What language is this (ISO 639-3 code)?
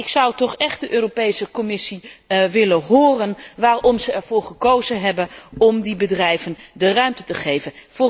nld